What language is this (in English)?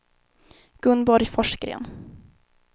Swedish